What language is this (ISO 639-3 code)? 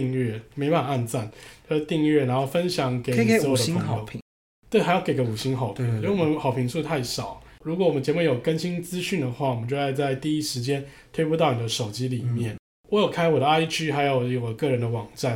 zho